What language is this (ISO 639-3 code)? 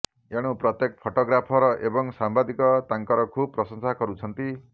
ori